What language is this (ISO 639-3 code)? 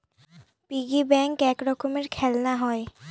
ben